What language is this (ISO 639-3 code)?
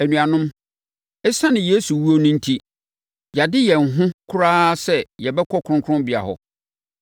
aka